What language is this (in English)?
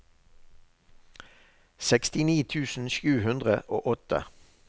Norwegian